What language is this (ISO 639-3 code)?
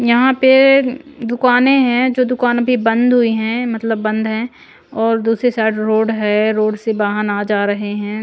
hin